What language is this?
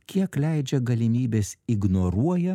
Lithuanian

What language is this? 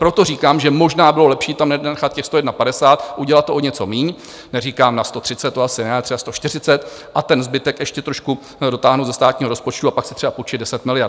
Czech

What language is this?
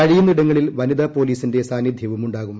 Malayalam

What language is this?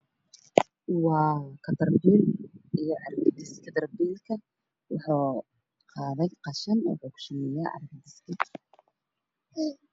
Somali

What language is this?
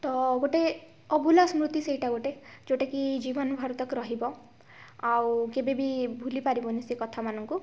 Odia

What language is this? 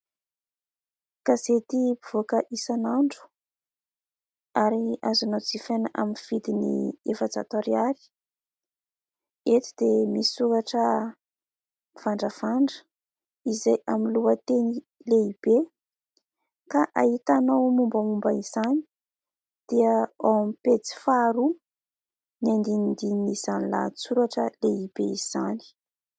Malagasy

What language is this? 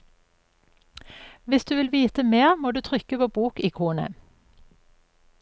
Norwegian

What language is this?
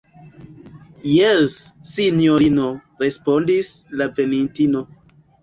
Esperanto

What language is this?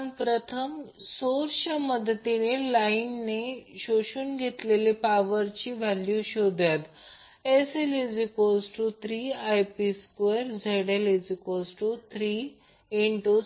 Marathi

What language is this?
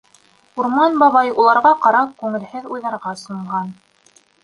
Bashkir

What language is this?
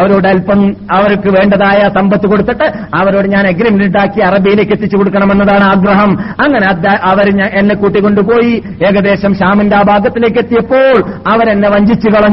Malayalam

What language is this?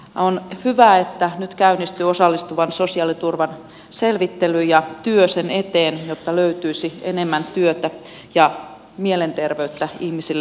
Finnish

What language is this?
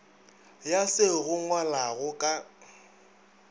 Northern Sotho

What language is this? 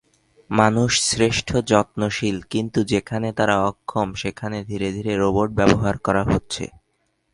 Bangla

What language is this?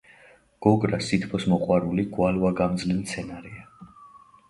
Georgian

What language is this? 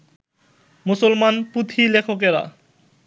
Bangla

